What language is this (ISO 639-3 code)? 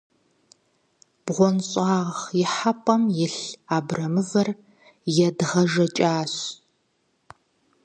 kbd